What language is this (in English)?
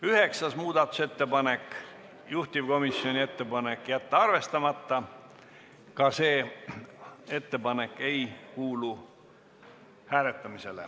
Estonian